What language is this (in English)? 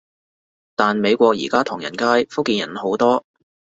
Cantonese